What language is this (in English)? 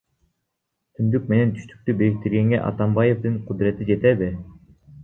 Kyrgyz